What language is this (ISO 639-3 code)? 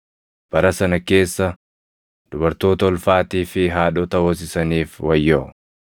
orm